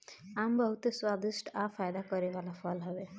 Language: Bhojpuri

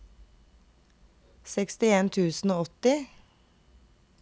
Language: Norwegian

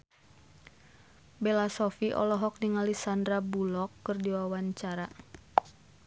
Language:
Sundanese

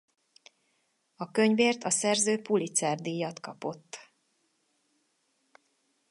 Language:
Hungarian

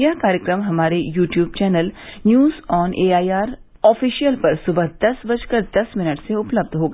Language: Hindi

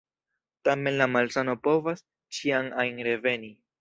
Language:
Esperanto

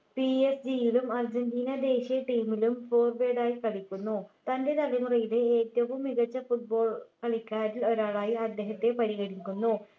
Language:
Malayalam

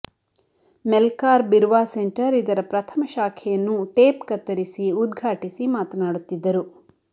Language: Kannada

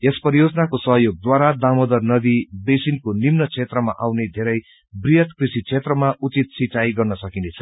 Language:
Nepali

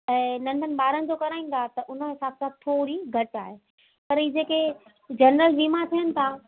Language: Sindhi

